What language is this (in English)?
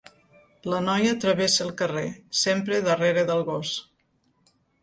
Catalan